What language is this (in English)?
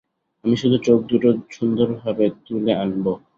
Bangla